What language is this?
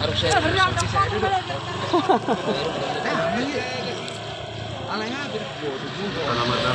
Indonesian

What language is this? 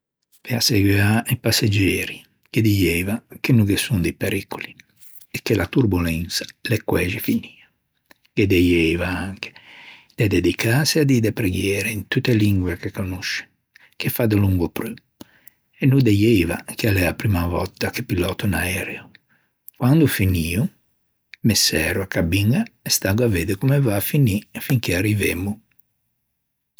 Ligurian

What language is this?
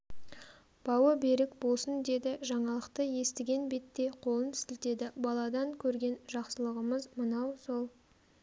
Kazakh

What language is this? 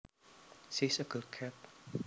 Javanese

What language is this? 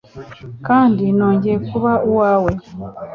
Kinyarwanda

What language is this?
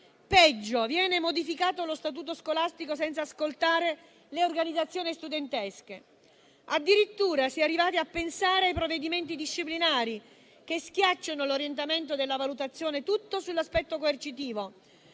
Italian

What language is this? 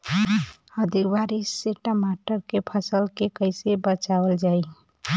Bhojpuri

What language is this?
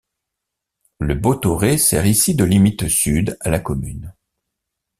French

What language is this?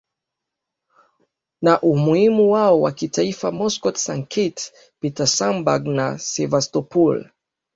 Swahili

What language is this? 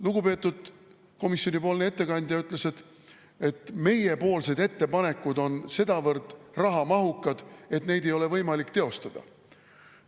Estonian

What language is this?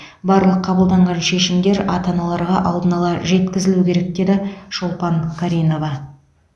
Kazakh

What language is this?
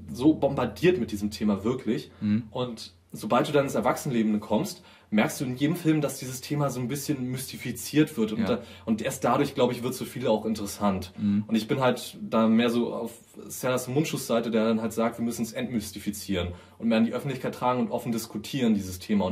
German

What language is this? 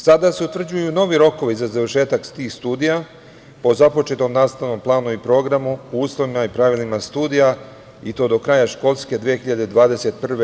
Serbian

